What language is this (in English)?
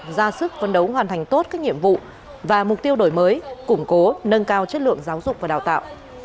Vietnamese